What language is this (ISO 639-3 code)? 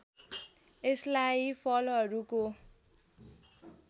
nep